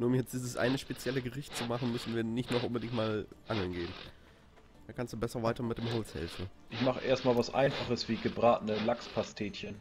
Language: German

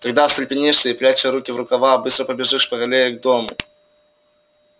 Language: Russian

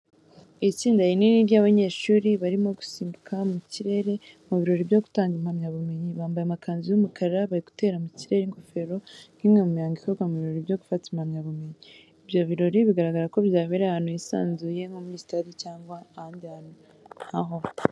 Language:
Kinyarwanda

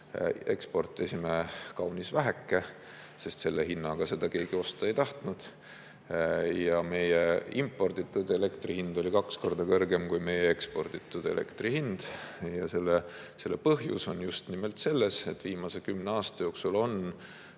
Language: Estonian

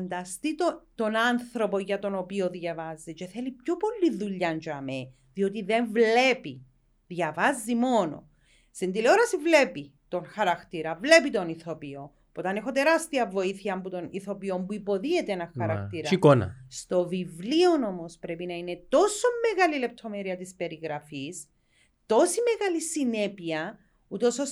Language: Greek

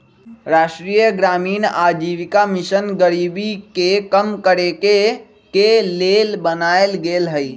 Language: Magahi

